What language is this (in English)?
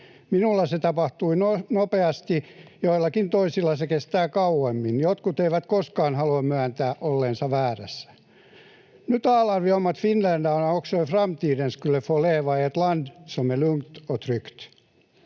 Finnish